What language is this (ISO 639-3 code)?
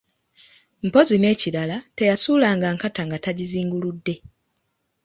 lug